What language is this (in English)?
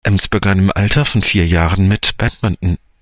German